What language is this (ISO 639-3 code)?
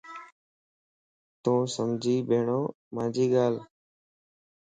lss